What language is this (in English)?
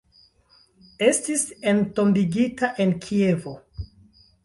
Esperanto